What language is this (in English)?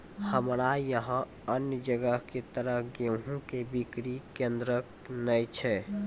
Maithili